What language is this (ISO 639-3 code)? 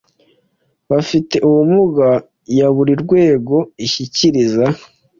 kin